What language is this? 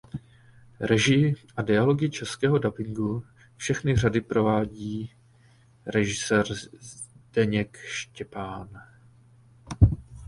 Czech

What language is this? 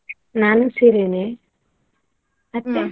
Kannada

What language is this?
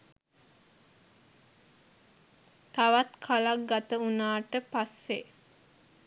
Sinhala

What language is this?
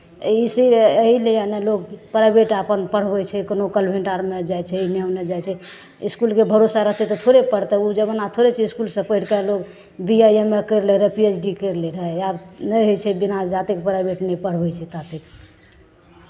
Maithili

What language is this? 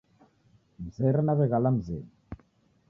Taita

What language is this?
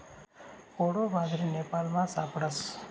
Marathi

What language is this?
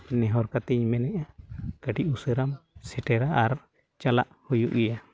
Santali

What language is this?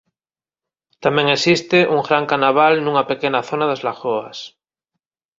Galician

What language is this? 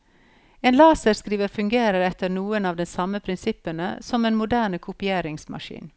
Norwegian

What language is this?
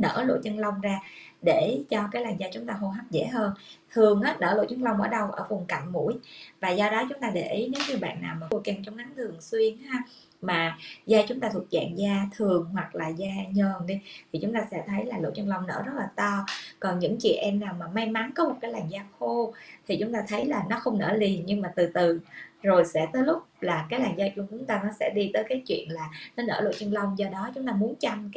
Vietnamese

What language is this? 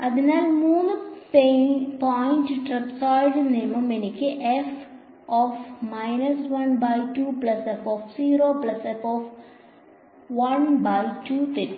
Malayalam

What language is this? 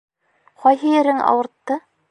Bashkir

